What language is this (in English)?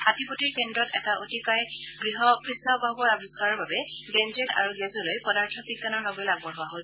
Assamese